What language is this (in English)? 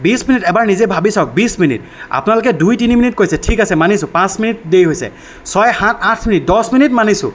Assamese